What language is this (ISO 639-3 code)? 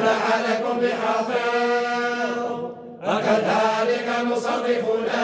ara